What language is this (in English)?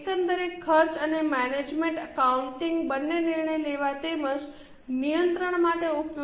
Gujarati